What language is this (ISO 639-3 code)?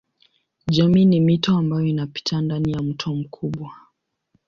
swa